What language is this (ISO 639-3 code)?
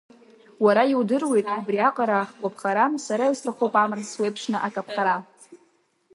abk